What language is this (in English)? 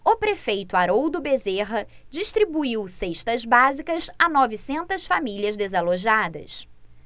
Portuguese